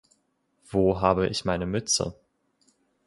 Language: German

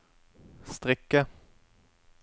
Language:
Norwegian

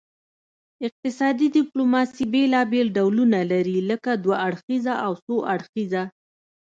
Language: Pashto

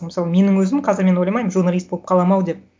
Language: Kazakh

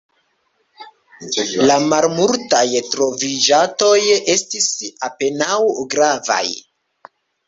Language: Esperanto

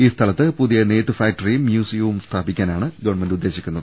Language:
Malayalam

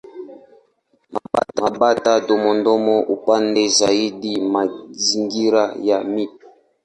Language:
Swahili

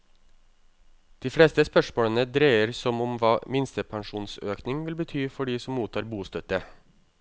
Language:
Norwegian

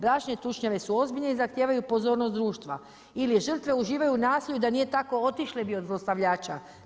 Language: Croatian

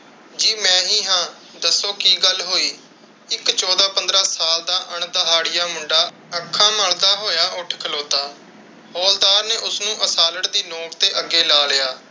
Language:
Punjabi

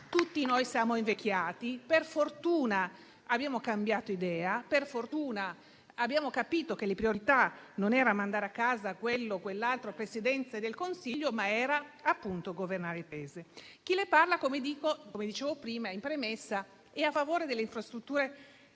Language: Italian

